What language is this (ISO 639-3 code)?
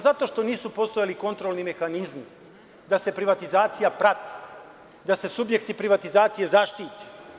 srp